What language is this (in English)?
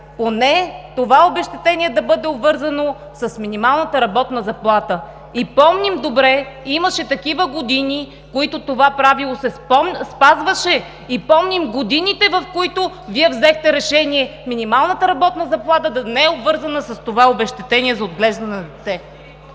Bulgarian